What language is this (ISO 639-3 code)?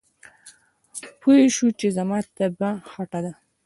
pus